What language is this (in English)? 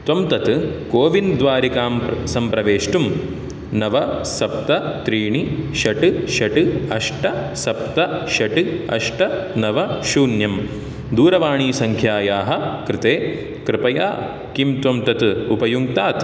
Sanskrit